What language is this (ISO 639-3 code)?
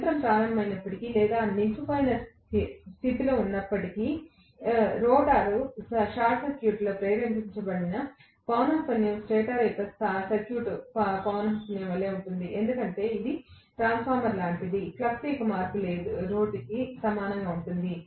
tel